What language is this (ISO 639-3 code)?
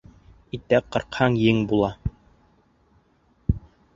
bak